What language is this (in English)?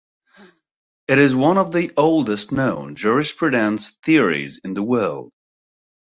English